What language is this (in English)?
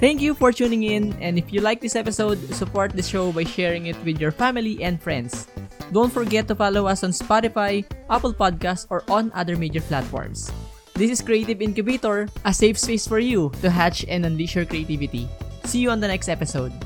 Filipino